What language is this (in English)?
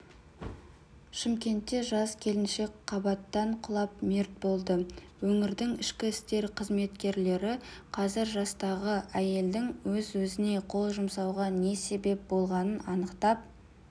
Kazakh